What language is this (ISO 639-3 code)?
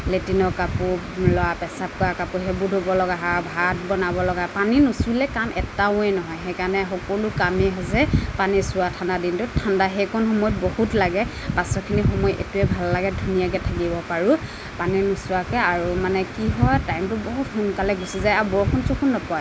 asm